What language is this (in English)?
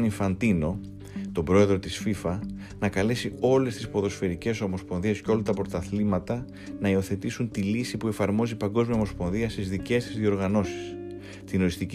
Greek